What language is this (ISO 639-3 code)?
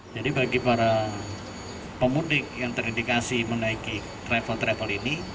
ind